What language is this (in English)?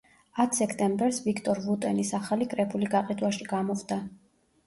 Georgian